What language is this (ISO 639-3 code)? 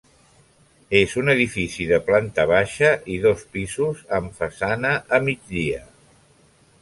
cat